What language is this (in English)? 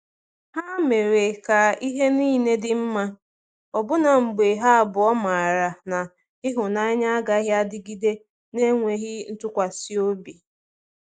Igbo